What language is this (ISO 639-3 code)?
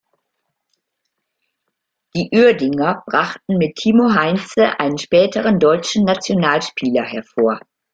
deu